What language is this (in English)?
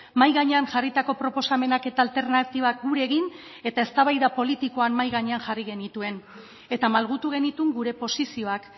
Basque